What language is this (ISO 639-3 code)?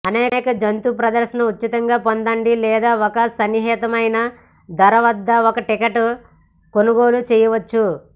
tel